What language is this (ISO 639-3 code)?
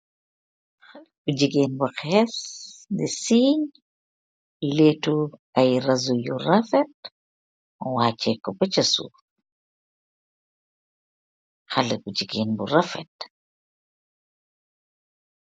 wol